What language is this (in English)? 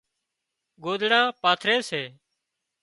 Wadiyara Koli